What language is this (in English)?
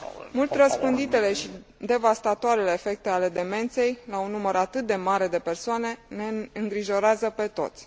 Romanian